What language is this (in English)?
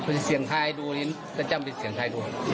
Thai